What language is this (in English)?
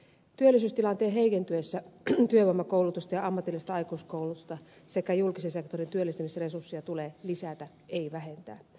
Finnish